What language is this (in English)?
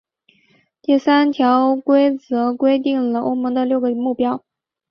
Chinese